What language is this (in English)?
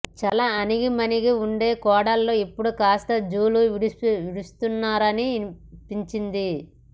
Telugu